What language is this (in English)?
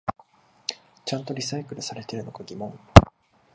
Japanese